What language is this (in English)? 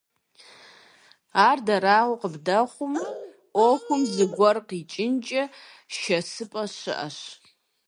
Kabardian